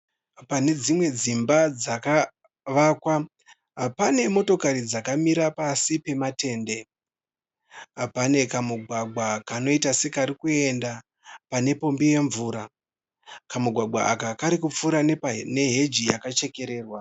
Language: Shona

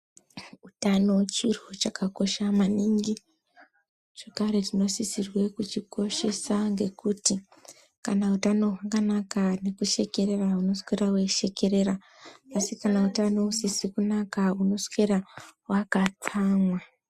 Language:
Ndau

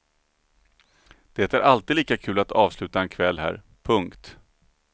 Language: Swedish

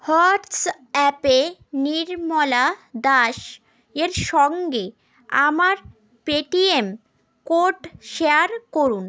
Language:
Bangla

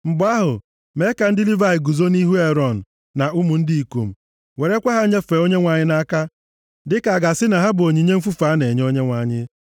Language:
Igbo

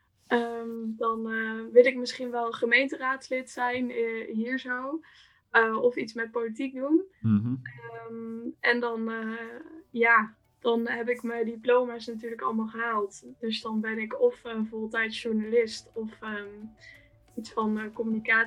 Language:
Dutch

